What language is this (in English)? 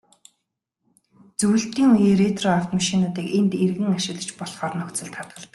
Mongolian